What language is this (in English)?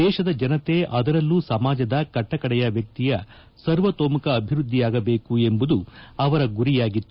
Kannada